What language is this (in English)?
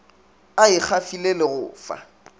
Northern Sotho